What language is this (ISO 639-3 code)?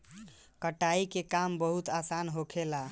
bho